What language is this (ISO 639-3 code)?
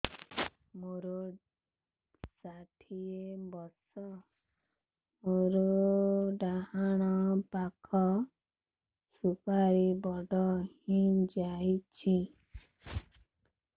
ori